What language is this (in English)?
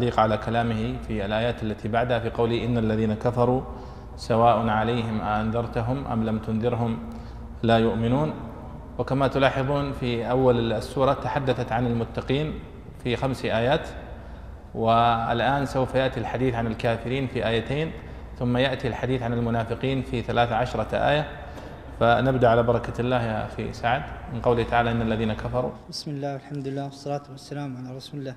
Arabic